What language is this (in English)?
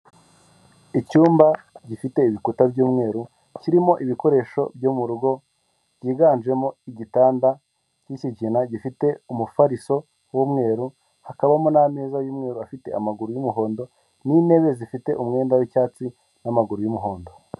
Kinyarwanda